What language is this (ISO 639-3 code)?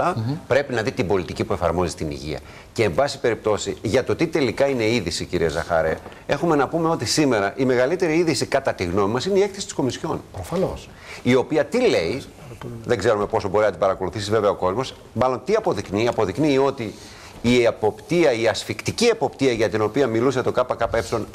ell